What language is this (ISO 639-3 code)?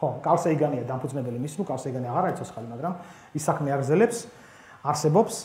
ron